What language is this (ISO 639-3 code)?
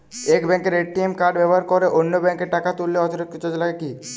ben